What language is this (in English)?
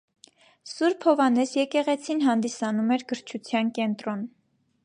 Armenian